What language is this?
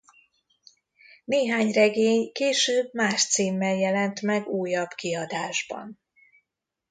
Hungarian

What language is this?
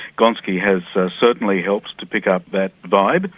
English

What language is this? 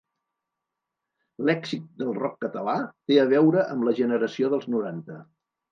Catalan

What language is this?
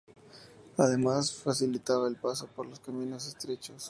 Spanish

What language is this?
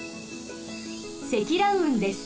Japanese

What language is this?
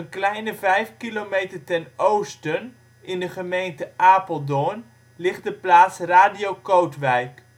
Dutch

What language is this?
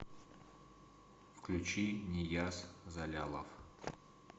Russian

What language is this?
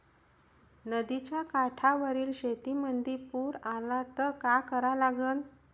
Marathi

